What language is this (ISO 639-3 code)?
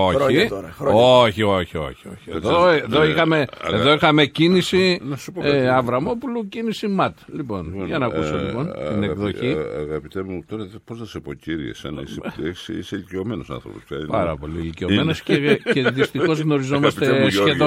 ell